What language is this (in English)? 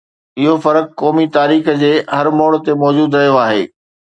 Sindhi